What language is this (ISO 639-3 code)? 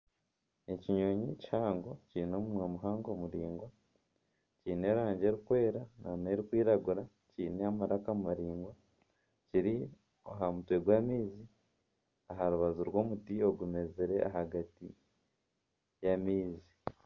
nyn